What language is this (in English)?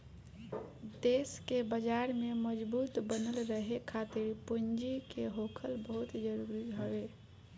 Bhojpuri